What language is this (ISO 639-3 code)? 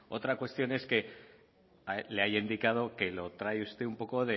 spa